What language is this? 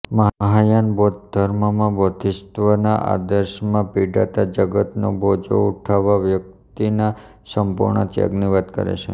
Gujarati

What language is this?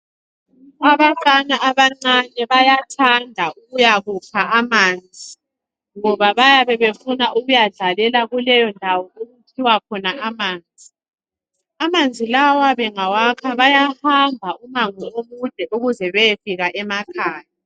North Ndebele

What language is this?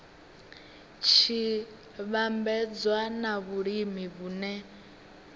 Venda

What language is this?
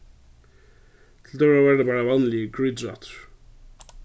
Faroese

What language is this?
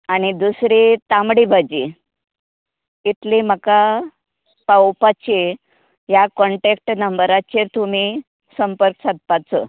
Konkani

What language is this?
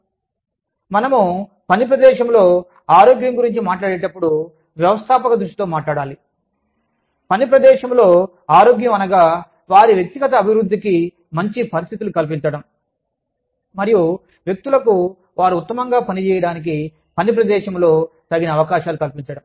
Telugu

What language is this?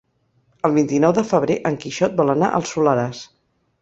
Catalan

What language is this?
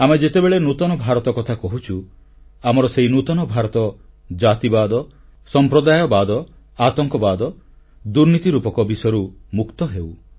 Odia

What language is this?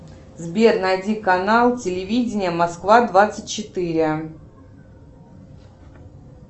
Russian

